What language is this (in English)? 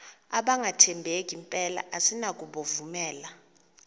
Xhosa